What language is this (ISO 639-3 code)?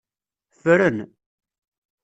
kab